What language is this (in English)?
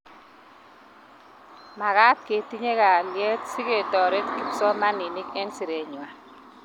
Kalenjin